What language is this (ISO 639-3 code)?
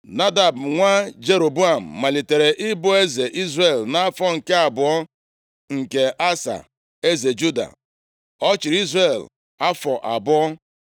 ibo